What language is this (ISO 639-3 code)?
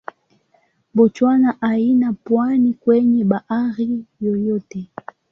swa